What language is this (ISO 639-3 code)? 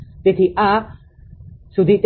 guj